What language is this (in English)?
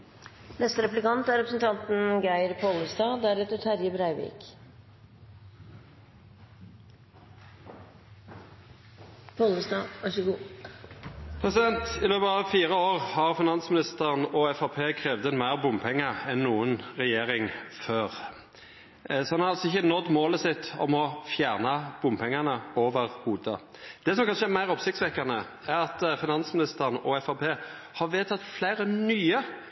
Norwegian Nynorsk